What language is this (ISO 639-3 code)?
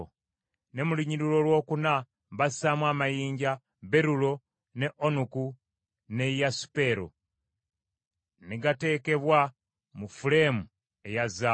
lug